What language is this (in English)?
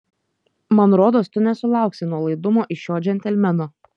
Lithuanian